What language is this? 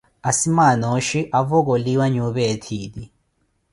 Koti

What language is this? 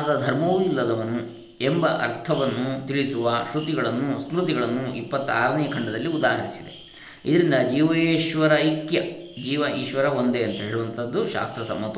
Kannada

